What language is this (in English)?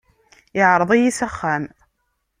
Kabyle